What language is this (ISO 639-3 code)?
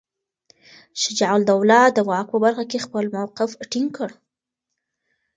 pus